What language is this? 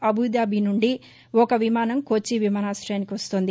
Telugu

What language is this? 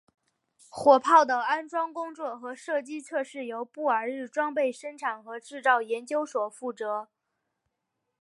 Chinese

